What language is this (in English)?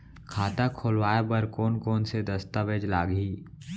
Chhattisgarhi